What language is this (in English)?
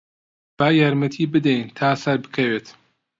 Central Kurdish